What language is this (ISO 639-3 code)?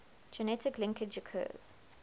eng